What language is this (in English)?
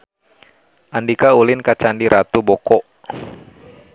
Sundanese